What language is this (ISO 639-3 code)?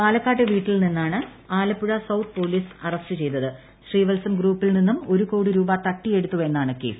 mal